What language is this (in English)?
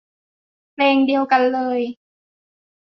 Thai